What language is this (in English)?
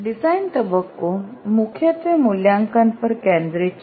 Gujarati